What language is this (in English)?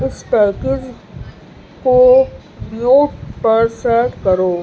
Urdu